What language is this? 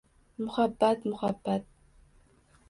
Uzbek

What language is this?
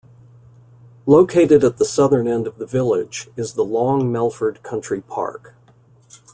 English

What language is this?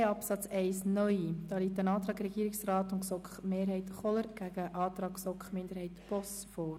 Swiss German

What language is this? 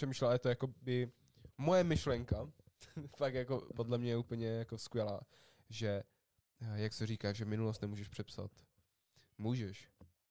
Czech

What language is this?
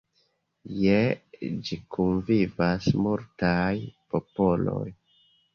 Esperanto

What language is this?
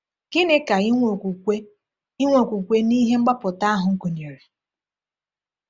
Igbo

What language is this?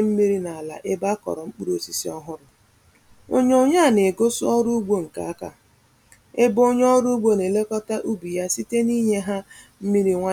Igbo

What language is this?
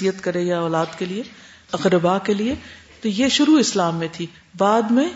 Urdu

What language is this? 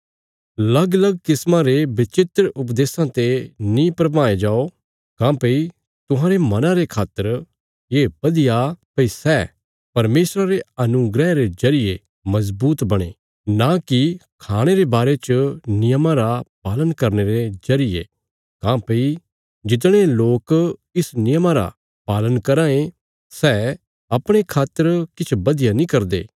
Bilaspuri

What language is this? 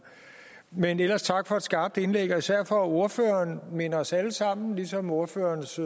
Danish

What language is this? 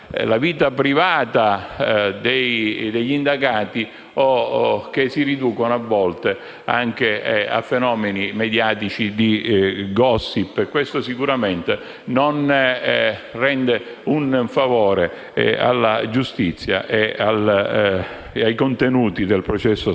Italian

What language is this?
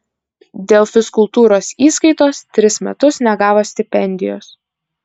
Lithuanian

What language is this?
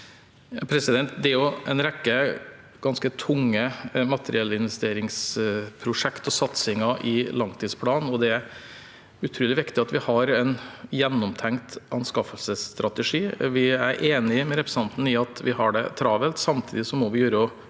Norwegian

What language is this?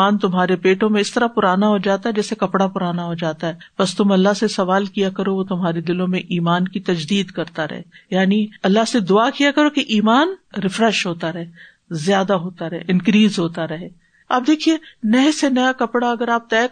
Urdu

